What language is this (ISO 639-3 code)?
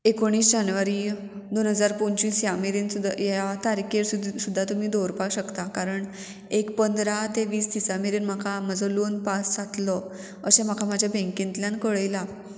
kok